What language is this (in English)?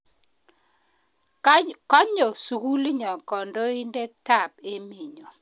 Kalenjin